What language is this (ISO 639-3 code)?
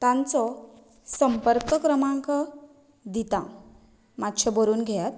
kok